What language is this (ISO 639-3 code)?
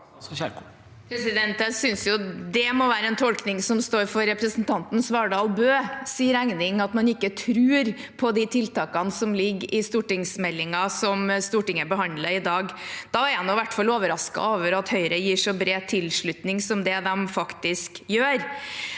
nor